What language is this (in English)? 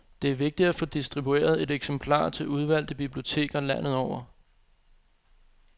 Danish